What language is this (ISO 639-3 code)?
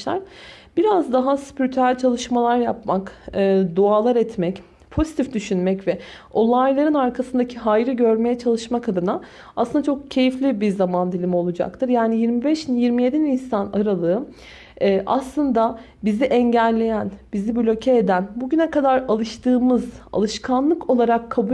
tur